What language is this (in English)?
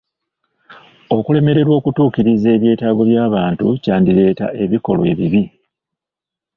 Ganda